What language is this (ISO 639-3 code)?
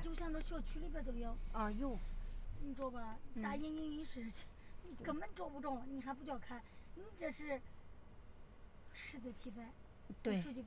zho